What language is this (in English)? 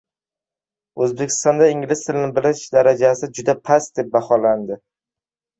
Uzbek